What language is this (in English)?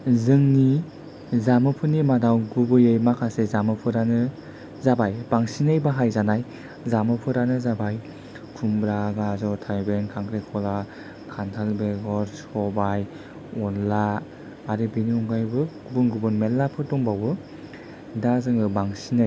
Bodo